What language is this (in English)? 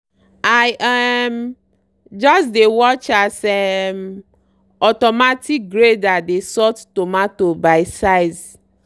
Nigerian Pidgin